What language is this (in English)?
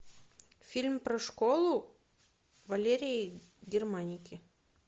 Russian